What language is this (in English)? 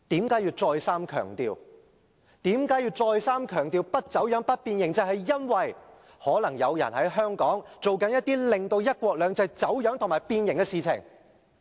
Cantonese